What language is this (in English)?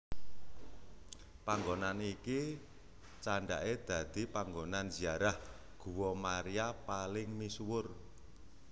Javanese